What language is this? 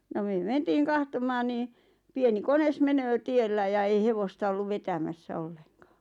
Finnish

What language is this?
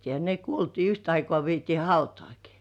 Finnish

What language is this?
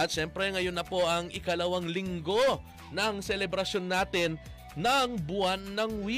Filipino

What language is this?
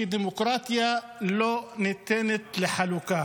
Hebrew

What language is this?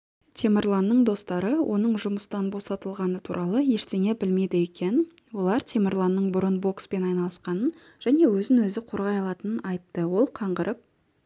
Kazakh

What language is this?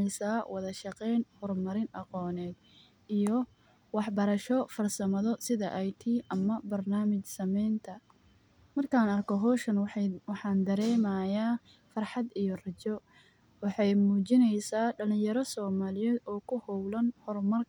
Somali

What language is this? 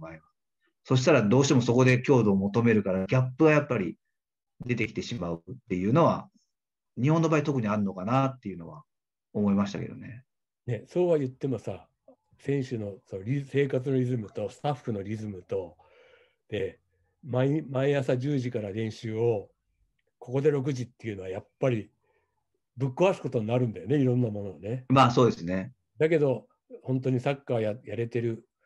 Japanese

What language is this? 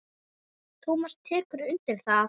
Icelandic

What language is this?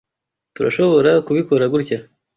Kinyarwanda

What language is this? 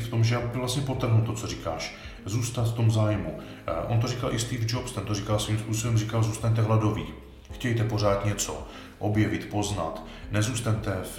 Czech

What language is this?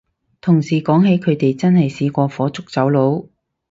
Cantonese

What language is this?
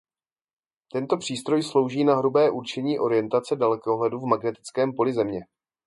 Czech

